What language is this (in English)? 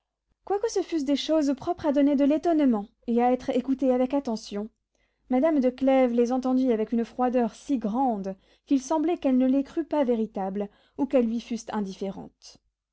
French